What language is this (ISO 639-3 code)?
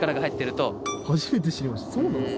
jpn